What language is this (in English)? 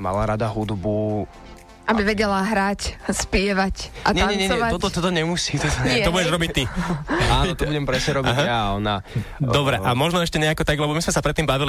Slovak